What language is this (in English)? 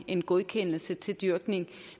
Danish